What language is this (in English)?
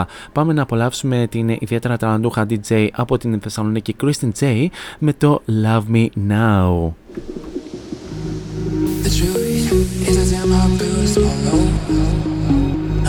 Greek